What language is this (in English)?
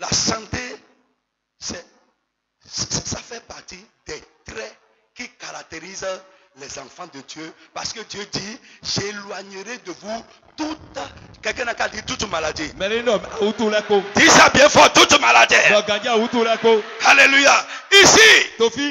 French